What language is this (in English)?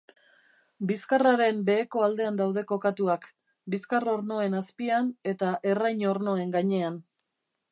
Basque